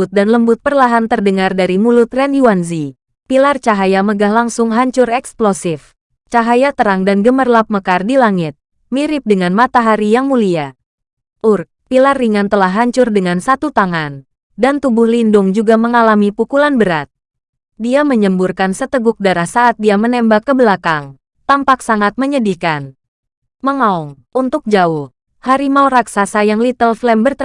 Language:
Indonesian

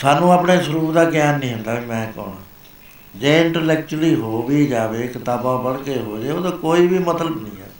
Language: Punjabi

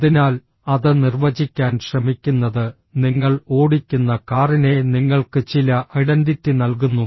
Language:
Malayalam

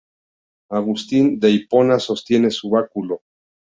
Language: Spanish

